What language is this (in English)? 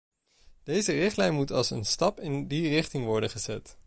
Dutch